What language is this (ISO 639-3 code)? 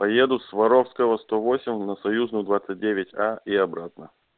rus